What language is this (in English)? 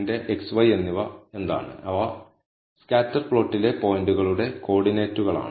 Malayalam